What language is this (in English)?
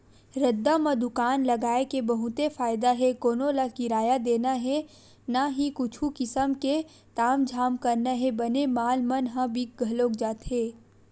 Chhattisgarhi